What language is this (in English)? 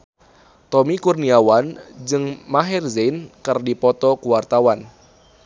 Sundanese